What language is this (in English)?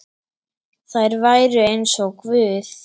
Icelandic